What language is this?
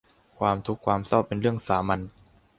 Thai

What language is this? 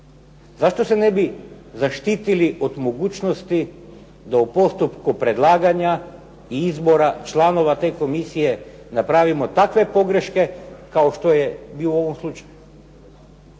Croatian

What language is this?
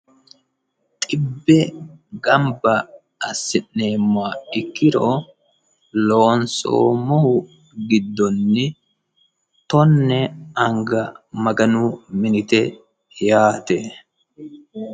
Sidamo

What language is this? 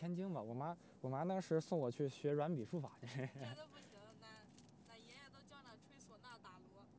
Chinese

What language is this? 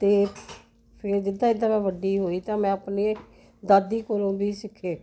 Punjabi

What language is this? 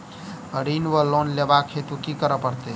Maithili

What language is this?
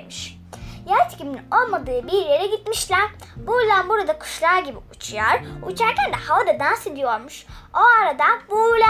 Turkish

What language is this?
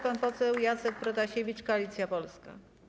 Polish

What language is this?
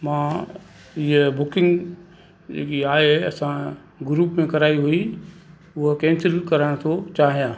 Sindhi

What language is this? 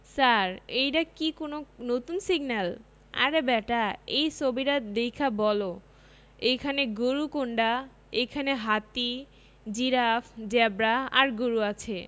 Bangla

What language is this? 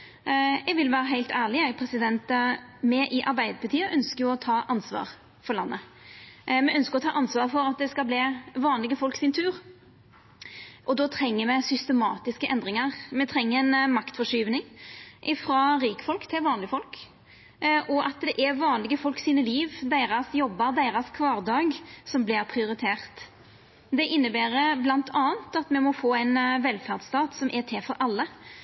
Norwegian Nynorsk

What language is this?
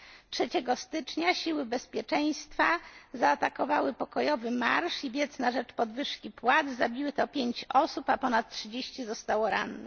Polish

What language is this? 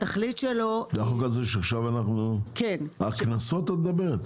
Hebrew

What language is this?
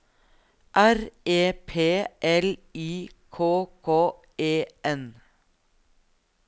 Norwegian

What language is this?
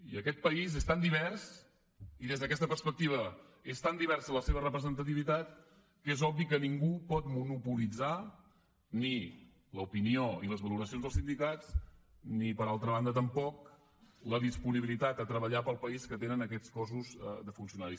Catalan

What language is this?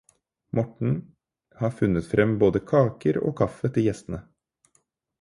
Norwegian Bokmål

